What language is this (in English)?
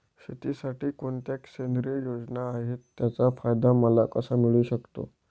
Marathi